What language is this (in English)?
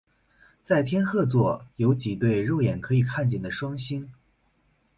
Chinese